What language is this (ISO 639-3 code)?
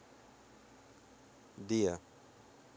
rus